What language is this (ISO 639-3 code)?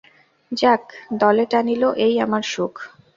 ben